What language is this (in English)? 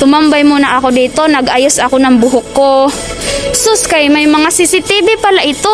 Filipino